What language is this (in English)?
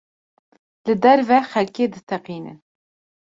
Kurdish